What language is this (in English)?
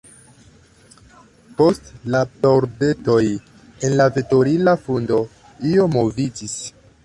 Esperanto